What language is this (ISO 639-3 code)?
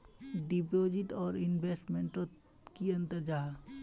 mag